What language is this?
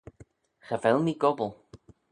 Manx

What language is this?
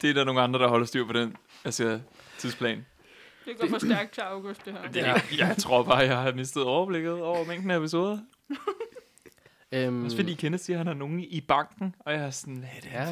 Danish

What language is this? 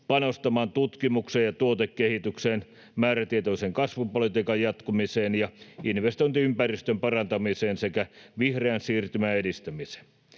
Finnish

